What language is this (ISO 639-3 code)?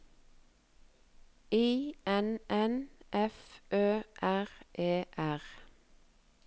nor